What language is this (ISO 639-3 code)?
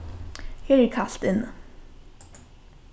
fao